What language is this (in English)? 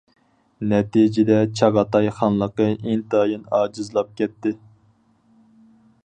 Uyghur